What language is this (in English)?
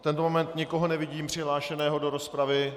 Czech